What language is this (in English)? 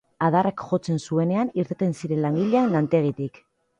Basque